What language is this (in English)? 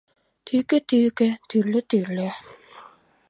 Mari